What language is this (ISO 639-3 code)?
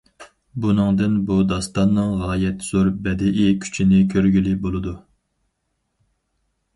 uig